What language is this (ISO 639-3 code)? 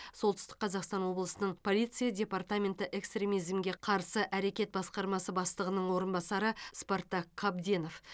kaz